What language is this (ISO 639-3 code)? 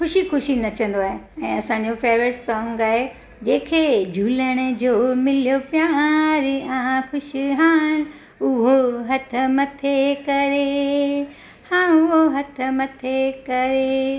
snd